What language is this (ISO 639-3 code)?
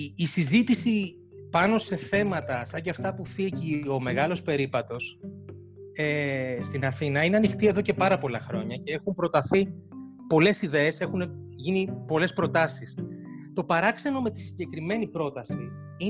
ell